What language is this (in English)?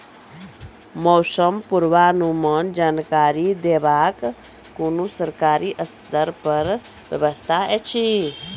Maithili